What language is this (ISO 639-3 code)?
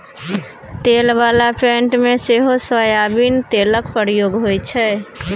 mai